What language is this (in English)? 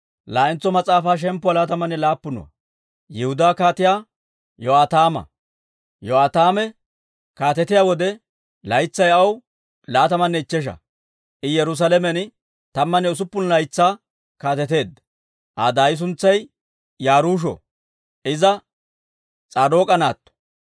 Dawro